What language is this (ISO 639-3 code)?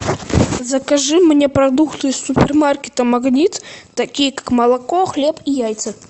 rus